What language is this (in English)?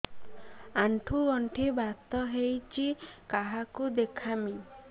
Odia